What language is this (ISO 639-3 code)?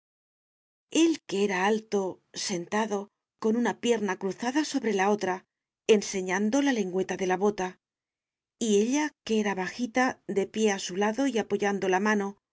spa